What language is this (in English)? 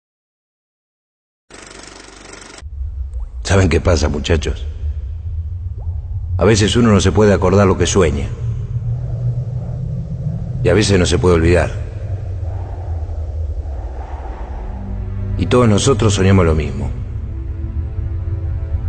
Spanish